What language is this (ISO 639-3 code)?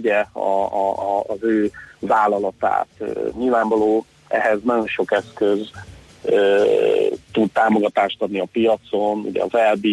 hun